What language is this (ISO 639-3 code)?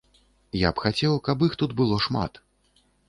bel